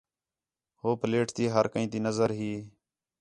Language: Khetrani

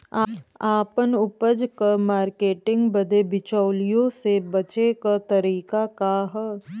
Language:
Bhojpuri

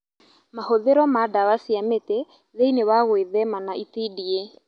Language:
Kikuyu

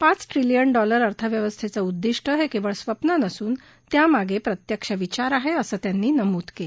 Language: Marathi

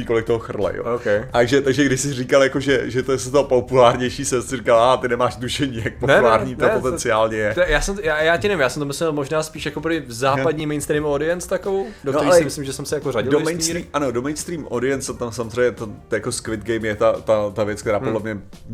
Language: Czech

